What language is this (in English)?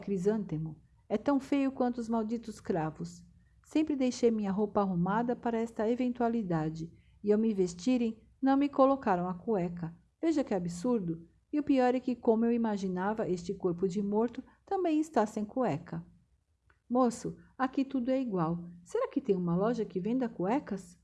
Portuguese